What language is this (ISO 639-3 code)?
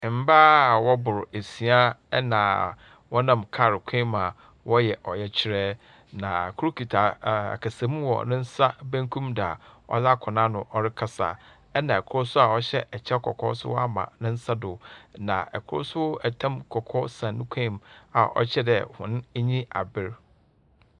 aka